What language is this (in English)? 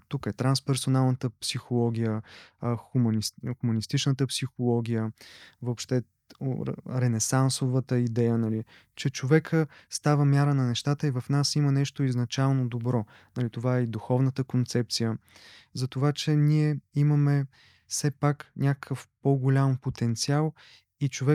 Bulgarian